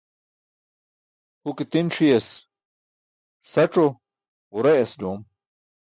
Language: Burushaski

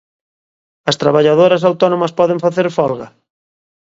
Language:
Galician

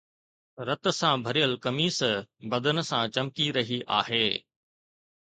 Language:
Sindhi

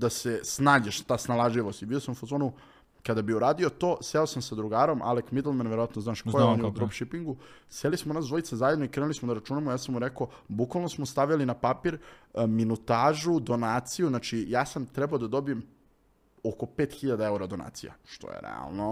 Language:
Croatian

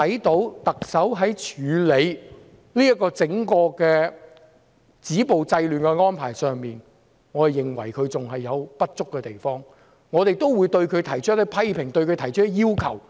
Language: Cantonese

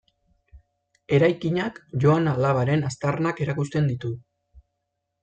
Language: Basque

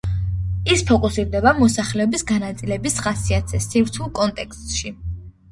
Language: Georgian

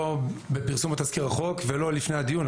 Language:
Hebrew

